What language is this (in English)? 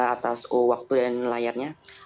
Indonesian